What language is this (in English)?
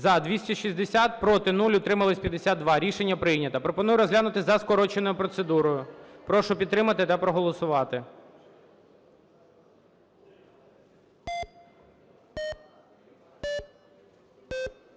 Ukrainian